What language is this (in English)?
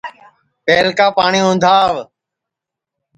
Sansi